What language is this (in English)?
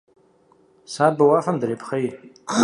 Kabardian